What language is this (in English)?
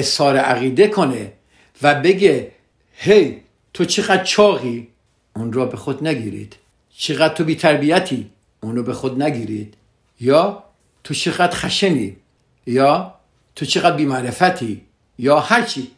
Persian